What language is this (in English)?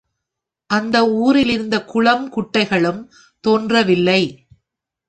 Tamil